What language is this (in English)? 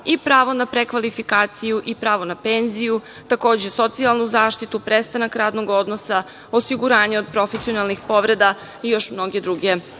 Serbian